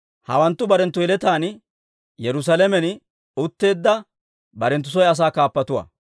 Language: Dawro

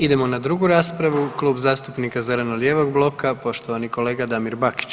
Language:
Croatian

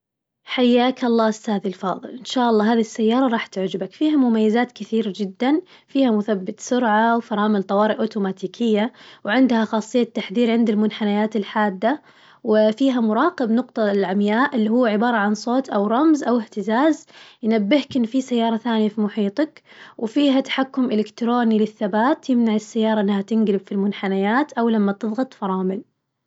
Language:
Najdi Arabic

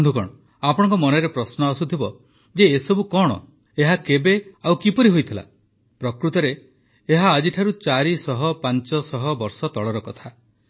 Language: Odia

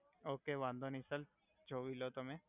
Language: Gujarati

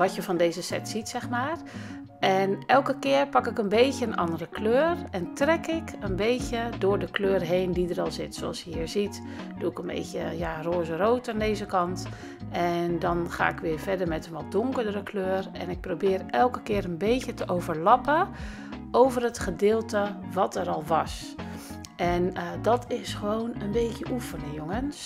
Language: Dutch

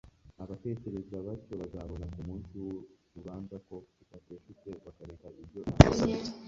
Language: Kinyarwanda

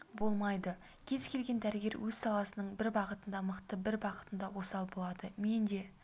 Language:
Kazakh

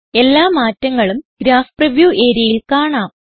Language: Malayalam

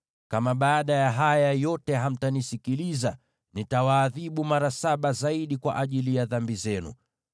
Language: Swahili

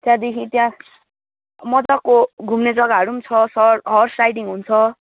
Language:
Nepali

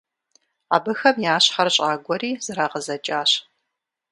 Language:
Kabardian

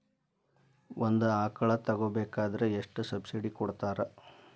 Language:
Kannada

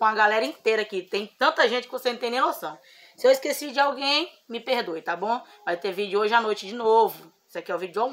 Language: Portuguese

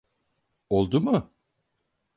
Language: Turkish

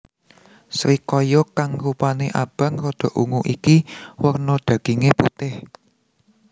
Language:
Javanese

